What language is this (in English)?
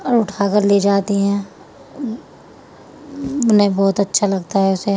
Urdu